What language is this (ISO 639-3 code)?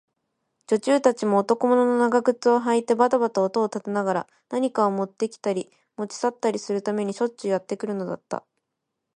jpn